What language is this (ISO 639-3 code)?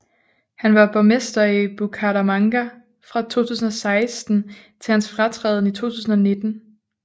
dan